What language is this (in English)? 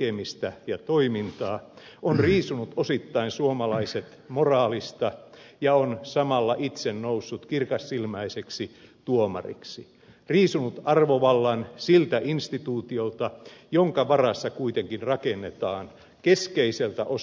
Finnish